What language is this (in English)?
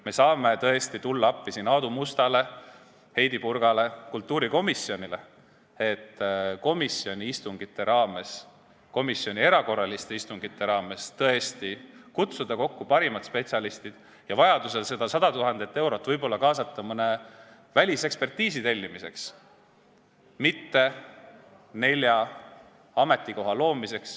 Estonian